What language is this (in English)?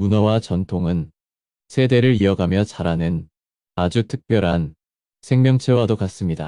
Korean